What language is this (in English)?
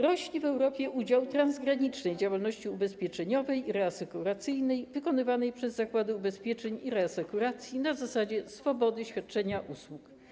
Polish